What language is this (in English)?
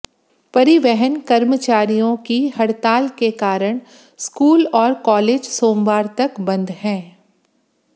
Hindi